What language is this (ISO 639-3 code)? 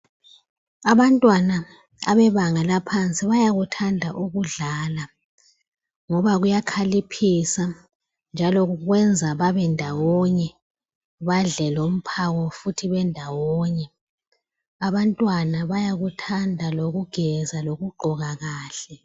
nde